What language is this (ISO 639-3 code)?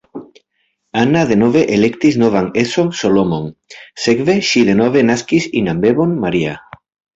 epo